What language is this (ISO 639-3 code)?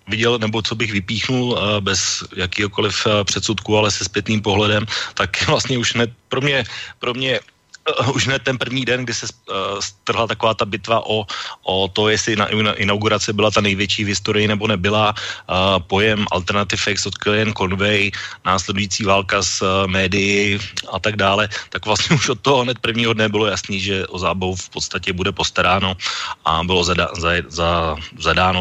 ces